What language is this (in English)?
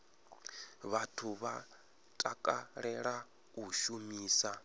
Venda